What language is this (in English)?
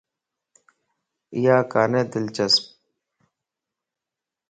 Lasi